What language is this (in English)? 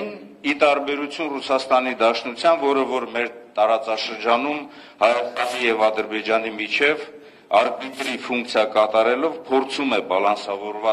Romanian